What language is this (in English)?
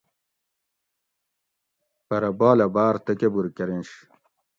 Gawri